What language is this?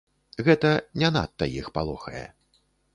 Belarusian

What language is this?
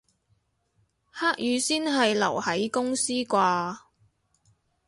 Cantonese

